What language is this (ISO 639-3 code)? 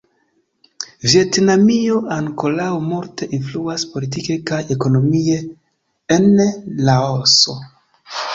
epo